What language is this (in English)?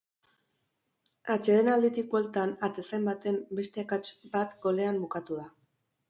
Basque